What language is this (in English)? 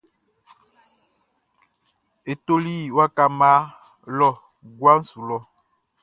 Baoulé